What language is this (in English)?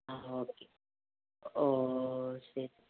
Tamil